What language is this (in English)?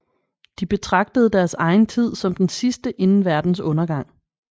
Danish